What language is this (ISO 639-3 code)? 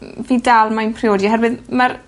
cym